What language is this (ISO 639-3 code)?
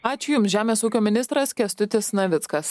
lit